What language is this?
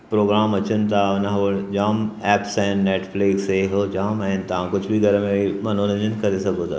Sindhi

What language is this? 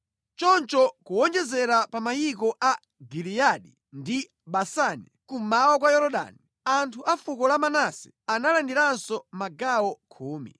Nyanja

